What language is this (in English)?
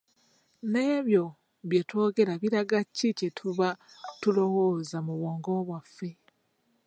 Ganda